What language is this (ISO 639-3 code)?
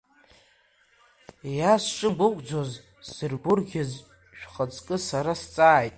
abk